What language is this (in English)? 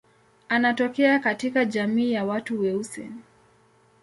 Swahili